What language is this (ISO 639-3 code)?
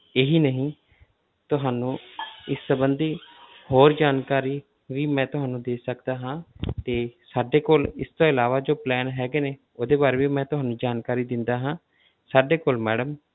pan